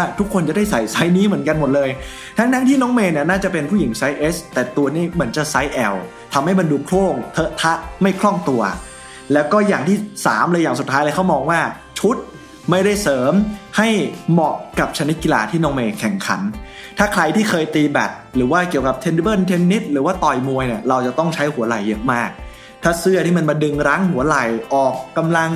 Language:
Thai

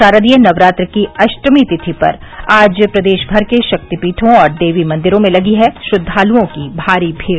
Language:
Hindi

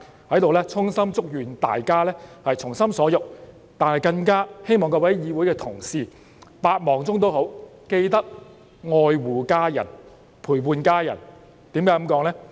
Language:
Cantonese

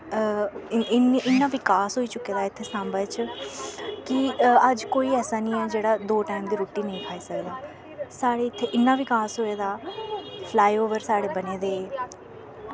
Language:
Dogri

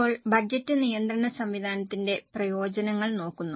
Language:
Malayalam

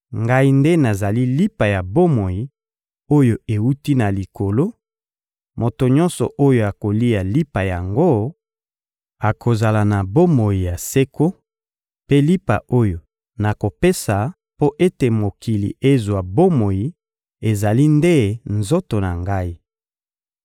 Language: Lingala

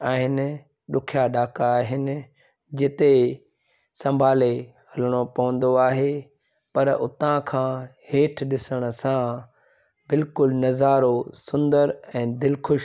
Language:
Sindhi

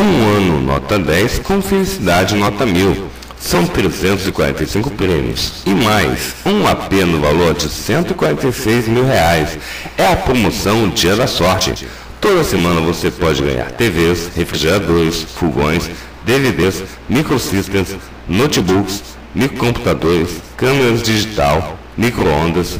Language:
Portuguese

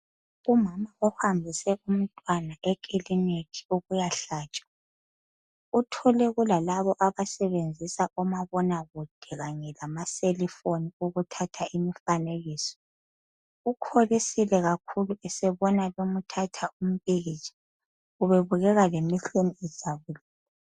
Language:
North Ndebele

